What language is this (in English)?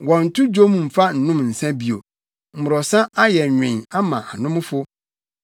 Akan